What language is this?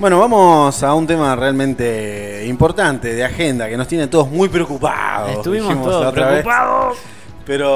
Spanish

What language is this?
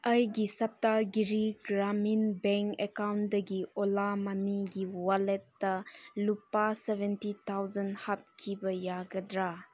Manipuri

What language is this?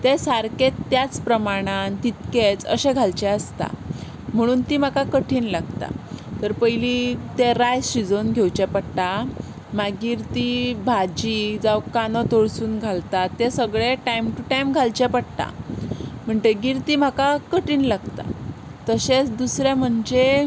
Konkani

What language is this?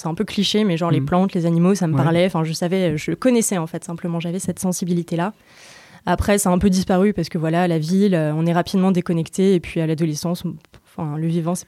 French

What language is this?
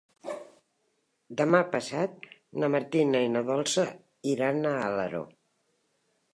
Catalan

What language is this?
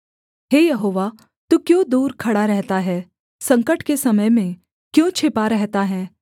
Hindi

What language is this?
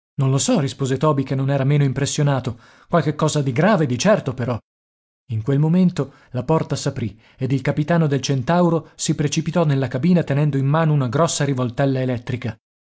Italian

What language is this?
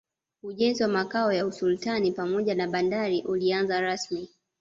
Swahili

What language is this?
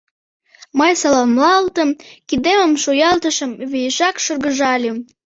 Mari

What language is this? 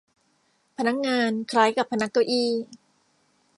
Thai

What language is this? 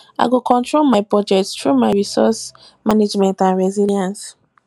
Nigerian Pidgin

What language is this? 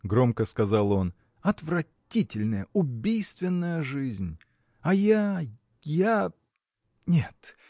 Russian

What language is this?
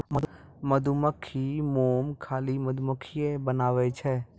Maithili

